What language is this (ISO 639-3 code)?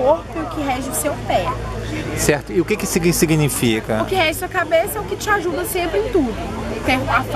por